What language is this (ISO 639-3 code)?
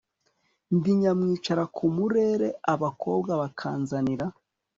kin